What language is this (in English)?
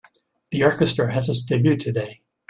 English